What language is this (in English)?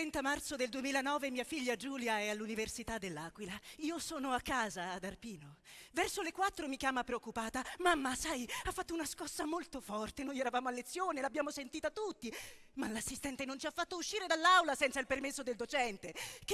Italian